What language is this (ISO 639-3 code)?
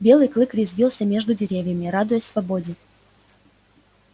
rus